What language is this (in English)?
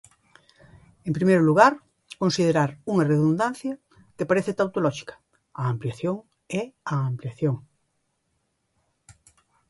Galician